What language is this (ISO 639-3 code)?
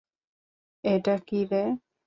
ben